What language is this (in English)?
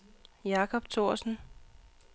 Danish